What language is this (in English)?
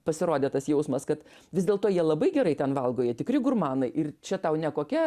Lithuanian